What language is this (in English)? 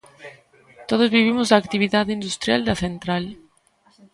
Galician